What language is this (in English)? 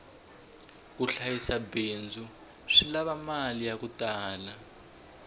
Tsonga